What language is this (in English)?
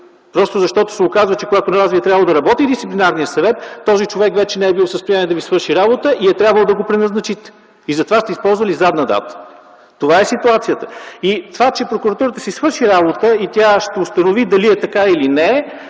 Bulgarian